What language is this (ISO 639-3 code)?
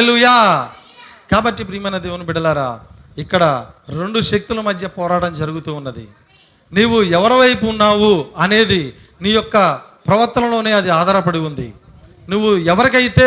tel